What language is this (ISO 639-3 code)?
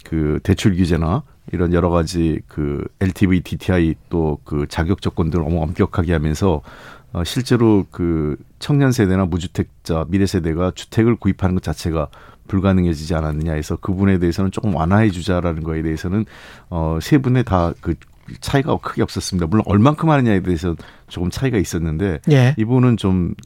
kor